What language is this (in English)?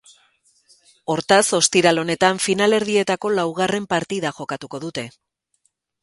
Basque